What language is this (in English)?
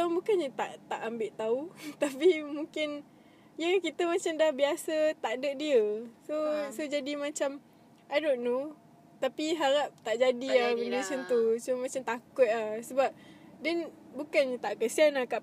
Malay